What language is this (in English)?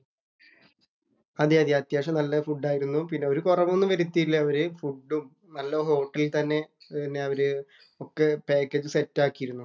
Malayalam